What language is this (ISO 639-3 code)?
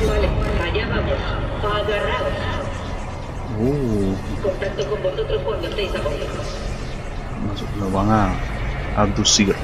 spa